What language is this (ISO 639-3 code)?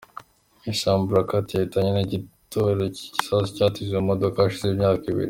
kin